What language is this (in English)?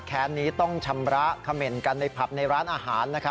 Thai